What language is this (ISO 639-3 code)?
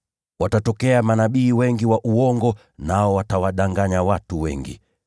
swa